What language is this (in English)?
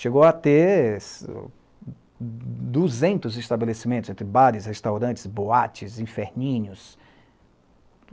Portuguese